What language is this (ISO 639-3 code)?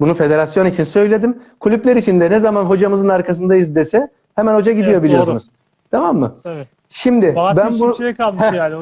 tur